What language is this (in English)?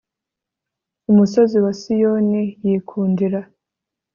Kinyarwanda